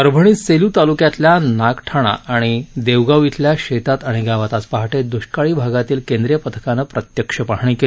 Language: Marathi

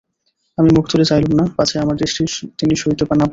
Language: Bangla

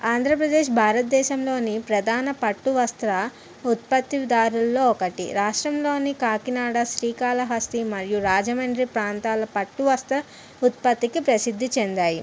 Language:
Telugu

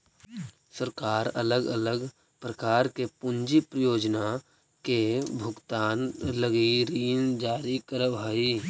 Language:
Magahi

